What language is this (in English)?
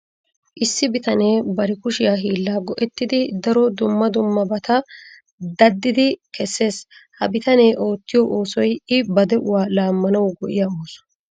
Wolaytta